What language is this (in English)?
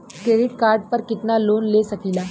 Bhojpuri